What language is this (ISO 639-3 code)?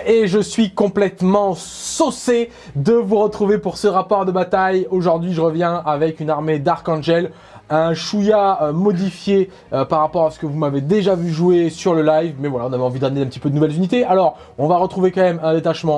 fra